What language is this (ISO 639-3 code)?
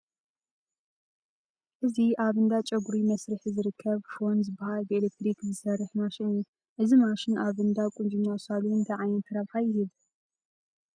tir